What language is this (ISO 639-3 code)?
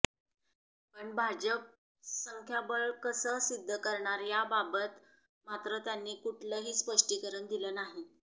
mar